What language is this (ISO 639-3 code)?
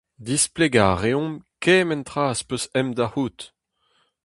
bre